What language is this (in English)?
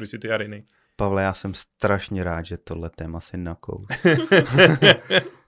Czech